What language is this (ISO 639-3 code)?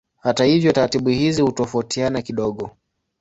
swa